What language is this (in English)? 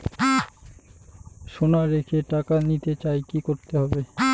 Bangla